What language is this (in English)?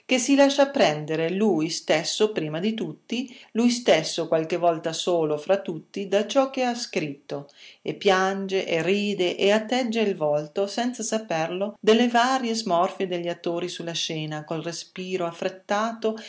Italian